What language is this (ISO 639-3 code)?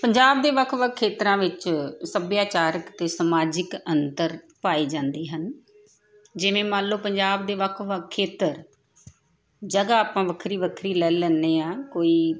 pan